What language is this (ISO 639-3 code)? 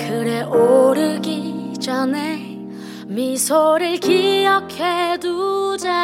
kor